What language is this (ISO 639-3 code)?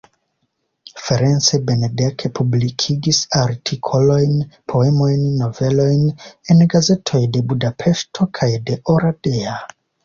epo